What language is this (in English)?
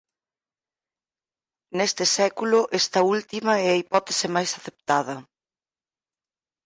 Galician